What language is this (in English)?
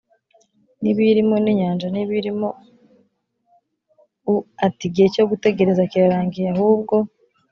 Kinyarwanda